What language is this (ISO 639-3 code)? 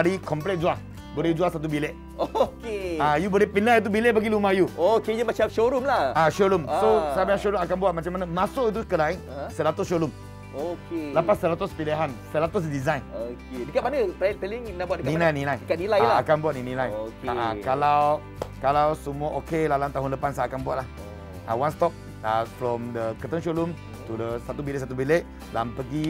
msa